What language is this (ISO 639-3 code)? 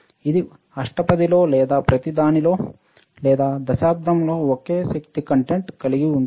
tel